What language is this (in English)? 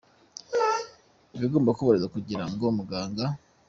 Kinyarwanda